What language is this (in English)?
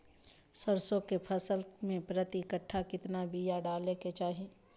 Magahi